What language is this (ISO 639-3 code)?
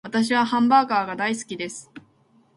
jpn